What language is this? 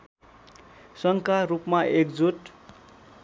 Nepali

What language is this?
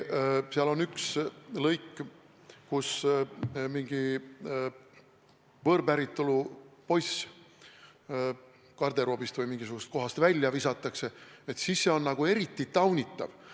Estonian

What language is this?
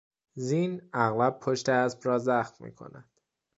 Persian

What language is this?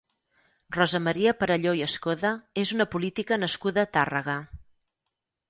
Catalan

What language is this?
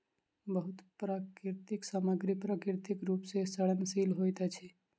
Maithili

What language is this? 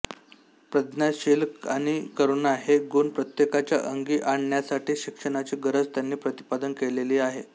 Marathi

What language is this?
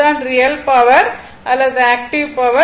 Tamil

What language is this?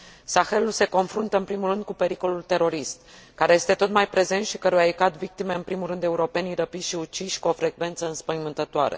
Romanian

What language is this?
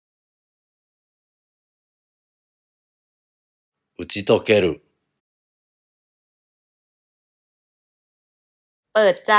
Thai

